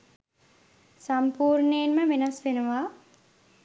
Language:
Sinhala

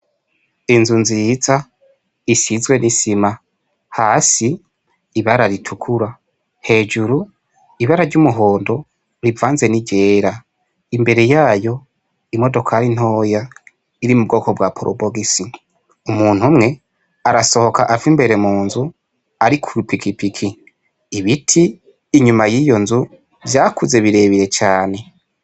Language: Rundi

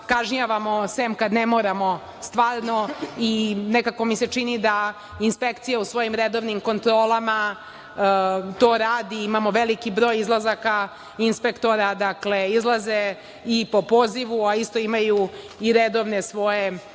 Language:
Serbian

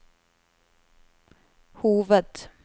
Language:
Norwegian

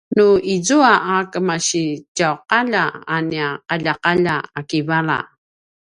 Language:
Paiwan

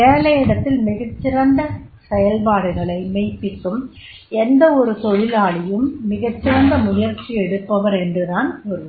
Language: Tamil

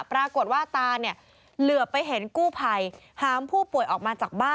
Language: Thai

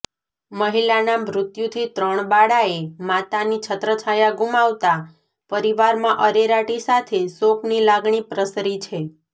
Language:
Gujarati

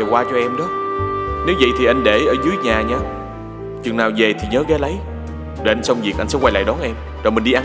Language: Vietnamese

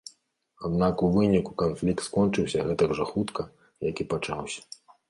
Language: Belarusian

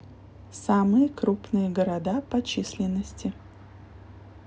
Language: Russian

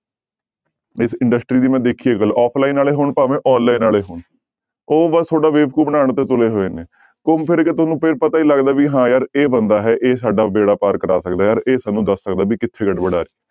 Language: Punjabi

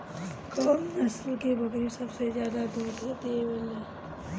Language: Bhojpuri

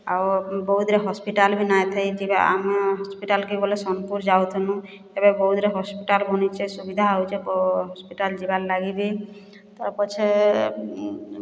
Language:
Odia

